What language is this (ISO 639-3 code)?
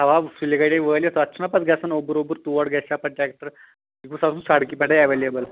kas